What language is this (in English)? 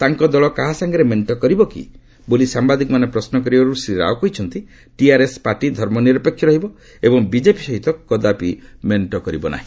Odia